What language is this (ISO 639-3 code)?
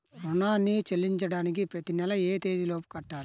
tel